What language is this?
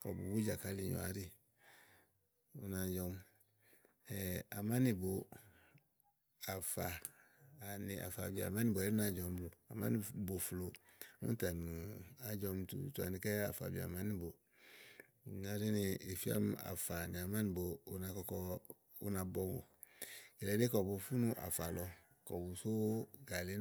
Igo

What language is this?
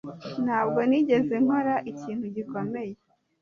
Kinyarwanda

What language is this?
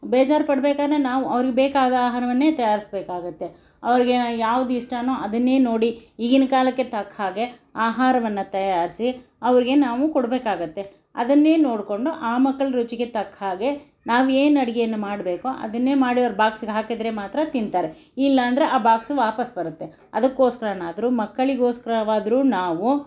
Kannada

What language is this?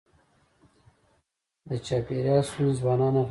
Pashto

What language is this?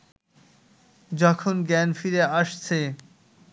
Bangla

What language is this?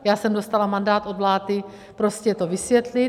Czech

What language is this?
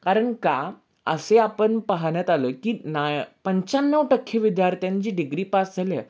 Marathi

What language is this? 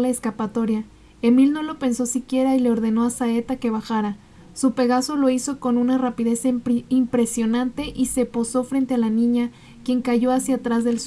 Spanish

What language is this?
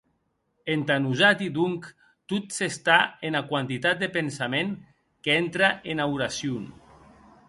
Occitan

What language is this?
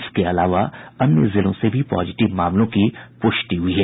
Hindi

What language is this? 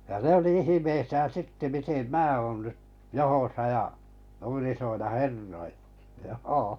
Finnish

